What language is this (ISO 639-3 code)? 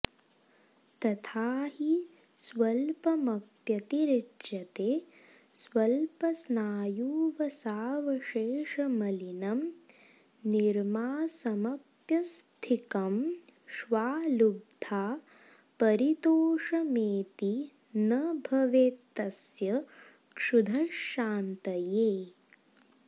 san